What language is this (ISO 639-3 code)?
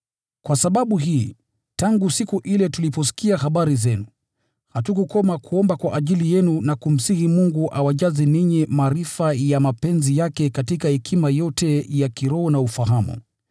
swa